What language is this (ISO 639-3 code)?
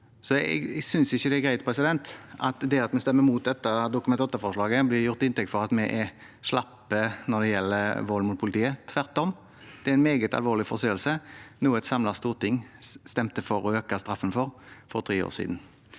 nor